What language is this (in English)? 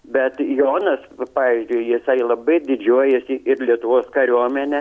Lithuanian